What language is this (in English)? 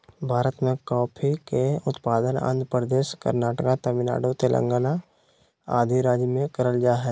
Magahi